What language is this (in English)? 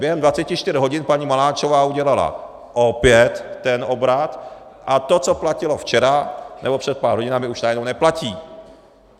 Czech